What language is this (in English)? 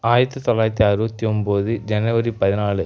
Tamil